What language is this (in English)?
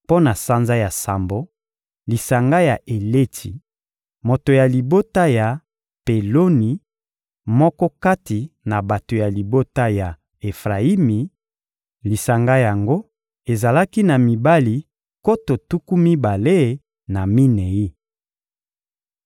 Lingala